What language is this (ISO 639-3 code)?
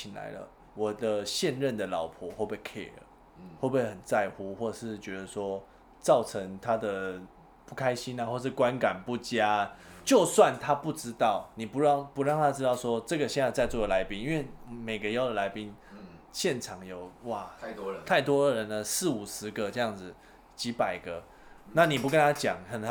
zho